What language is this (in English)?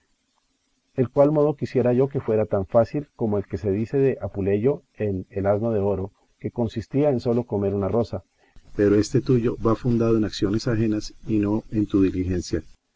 Spanish